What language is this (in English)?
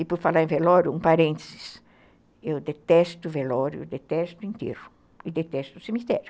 Portuguese